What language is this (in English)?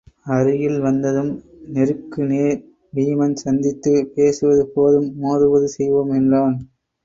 Tamil